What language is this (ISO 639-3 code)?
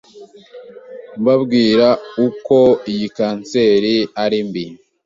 kin